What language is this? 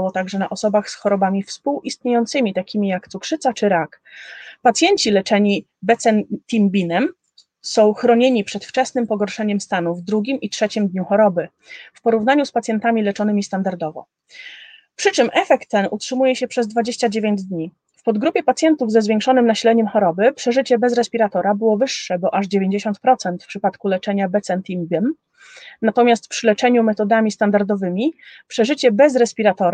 Polish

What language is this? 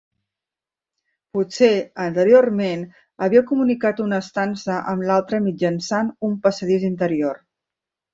Catalan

